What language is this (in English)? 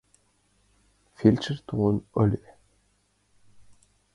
Mari